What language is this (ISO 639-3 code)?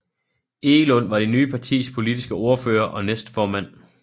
dan